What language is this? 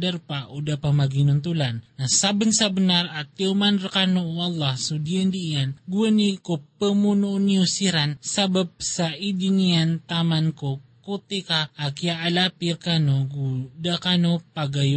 Filipino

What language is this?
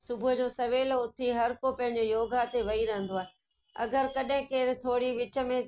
Sindhi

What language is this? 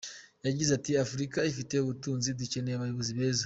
Kinyarwanda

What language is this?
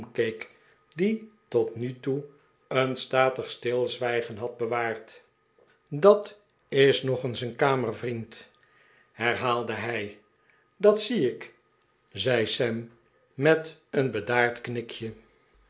Dutch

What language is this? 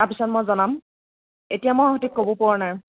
Assamese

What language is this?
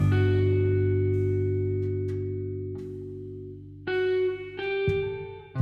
Hindi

